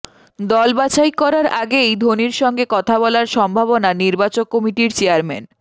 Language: Bangla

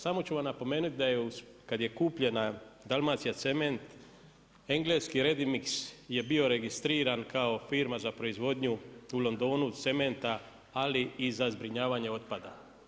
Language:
Croatian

